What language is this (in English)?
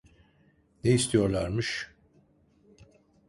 Turkish